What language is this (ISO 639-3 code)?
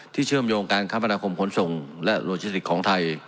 tha